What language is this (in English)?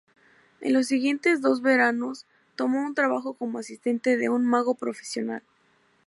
Spanish